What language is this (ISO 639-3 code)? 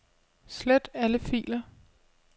dan